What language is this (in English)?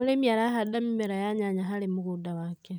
Kikuyu